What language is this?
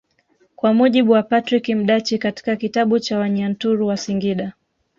Swahili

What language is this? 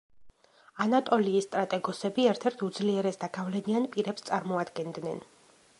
Georgian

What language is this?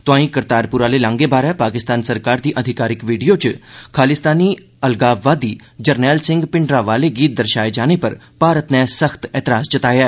Dogri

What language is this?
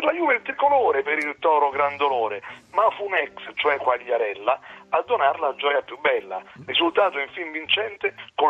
Italian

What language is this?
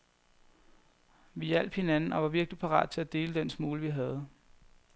Danish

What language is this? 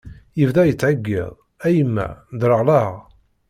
Kabyle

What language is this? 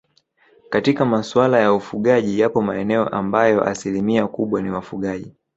Swahili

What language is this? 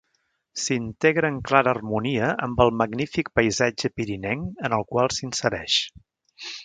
Catalan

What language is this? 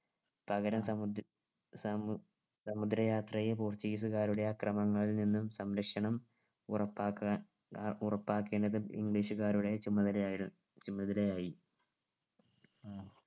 Malayalam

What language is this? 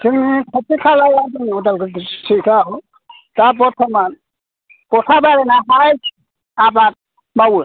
Bodo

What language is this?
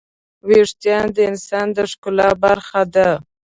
Pashto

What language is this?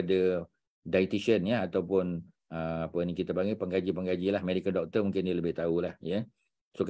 Malay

